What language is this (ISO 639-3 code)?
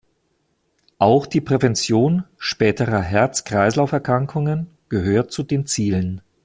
deu